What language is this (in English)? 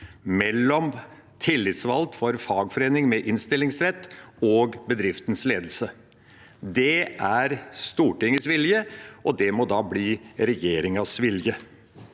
Norwegian